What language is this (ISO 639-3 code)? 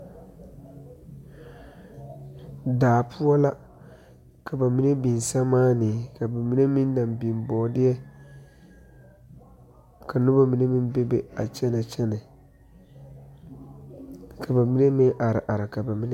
dga